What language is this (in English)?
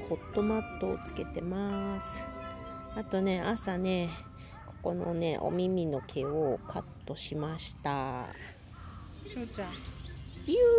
Japanese